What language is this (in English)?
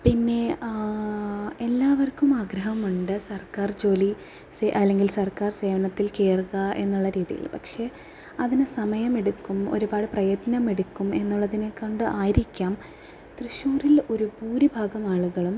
Malayalam